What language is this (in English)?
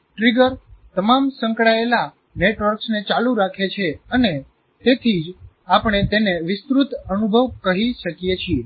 Gujarati